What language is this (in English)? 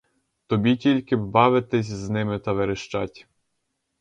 Ukrainian